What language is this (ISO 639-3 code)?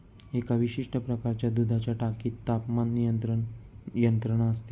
mar